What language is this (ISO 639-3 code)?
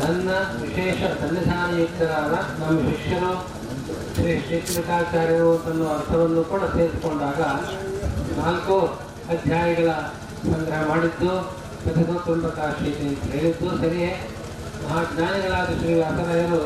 kan